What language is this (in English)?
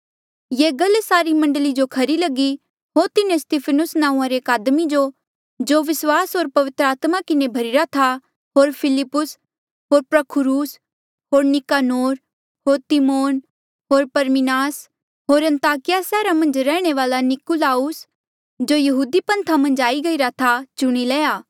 Mandeali